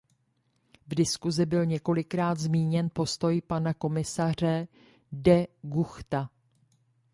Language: Czech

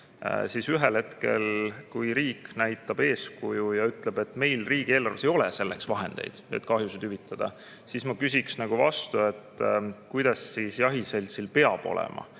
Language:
Estonian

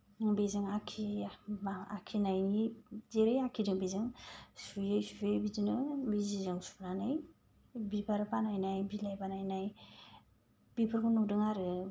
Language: Bodo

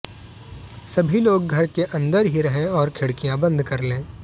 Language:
Hindi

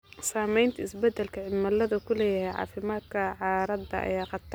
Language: Somali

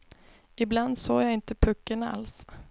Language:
Swedish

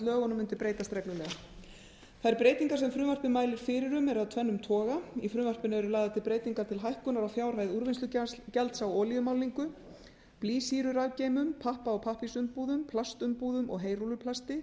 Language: Icelandic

